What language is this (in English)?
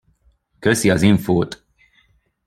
Hungarian